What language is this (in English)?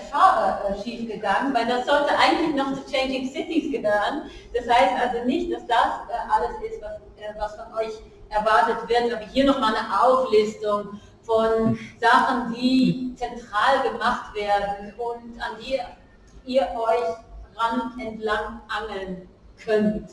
German